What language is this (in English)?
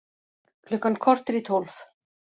Icelandic